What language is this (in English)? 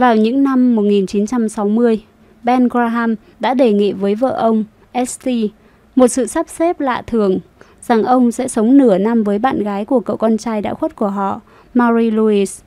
Vietnamese